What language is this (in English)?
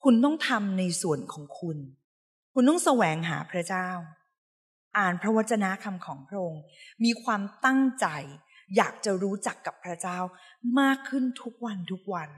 Thai